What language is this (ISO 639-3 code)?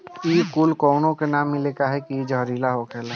bho